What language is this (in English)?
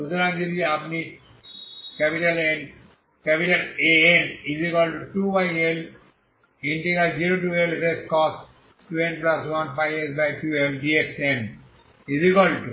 Bangla